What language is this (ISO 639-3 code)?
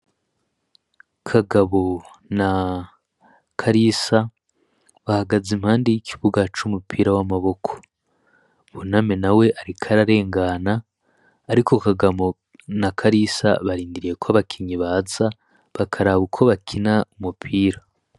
run